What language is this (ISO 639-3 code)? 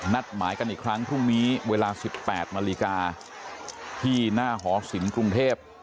tha